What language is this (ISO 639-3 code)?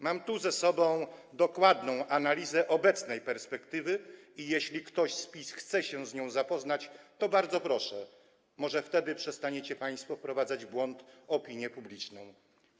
pol